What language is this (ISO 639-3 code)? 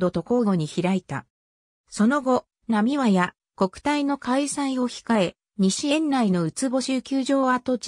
jpn